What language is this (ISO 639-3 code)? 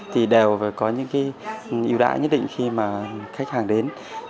vie